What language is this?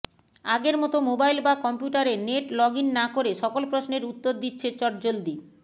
Bangla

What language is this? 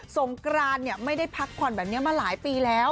Thai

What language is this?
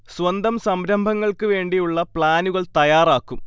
Malayalam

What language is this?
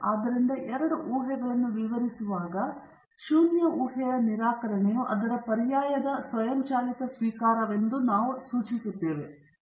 Kannada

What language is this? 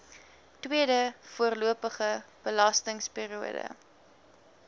Afrikaans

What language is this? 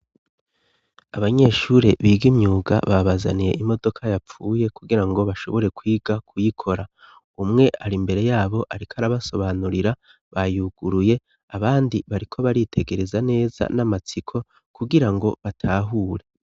Rundi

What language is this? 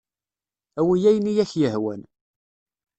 Kabyle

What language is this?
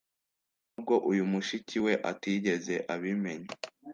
Kinyarwanda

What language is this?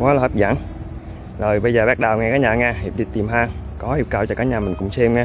Vietnamese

